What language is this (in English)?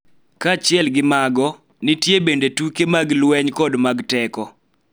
Luo (Kenya and Tanzania)